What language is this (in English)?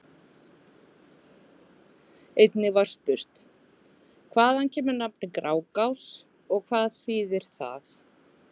Icelandic